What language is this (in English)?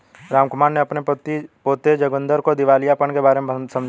Hindi